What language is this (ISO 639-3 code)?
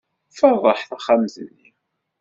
kab